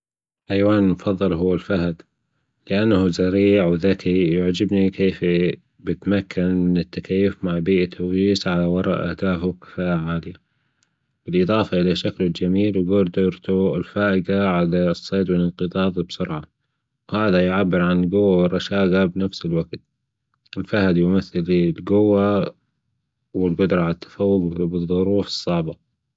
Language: Gulf Arabic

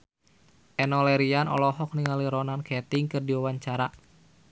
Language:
Sundanese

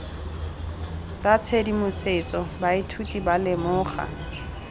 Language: Tswana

